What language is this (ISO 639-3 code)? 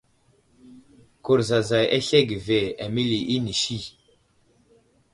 udl